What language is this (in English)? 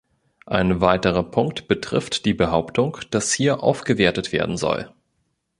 German